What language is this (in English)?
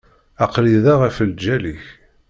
Kabyle